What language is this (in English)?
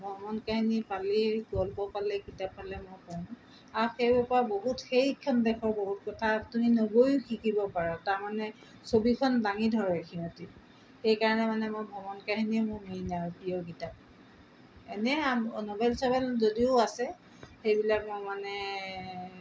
Assamese